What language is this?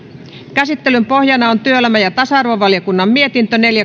Finnish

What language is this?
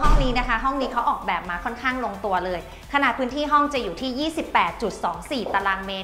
Thai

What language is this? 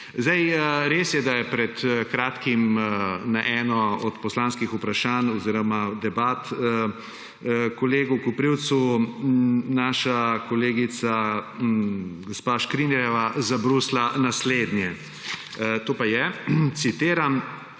Slovenian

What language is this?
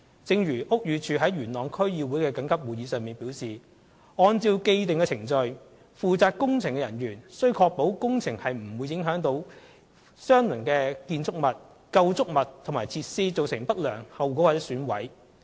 Cantonese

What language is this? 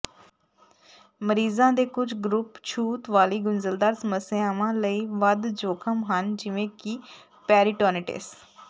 Punjabi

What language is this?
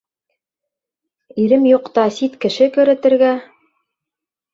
Bashkir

